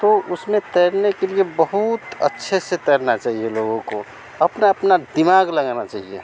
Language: Hindi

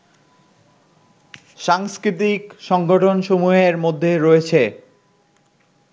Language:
Bangla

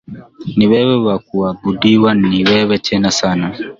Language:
Swahili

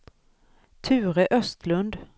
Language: Swedish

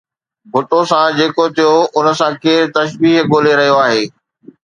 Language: Sindhi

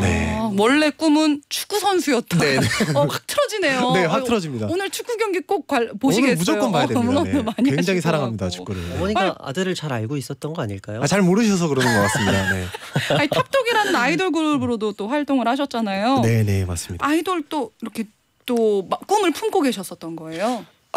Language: Korean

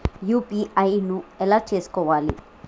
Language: Telugu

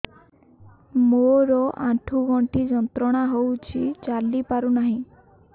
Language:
Odia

